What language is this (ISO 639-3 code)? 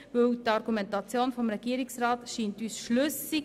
gsw